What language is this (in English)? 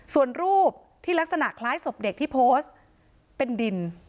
Thai